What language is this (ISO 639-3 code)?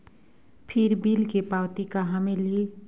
hne